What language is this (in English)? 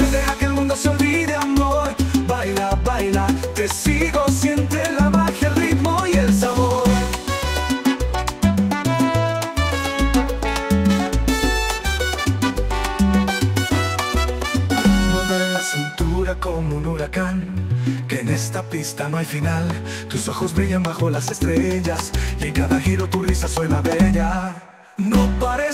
Spanish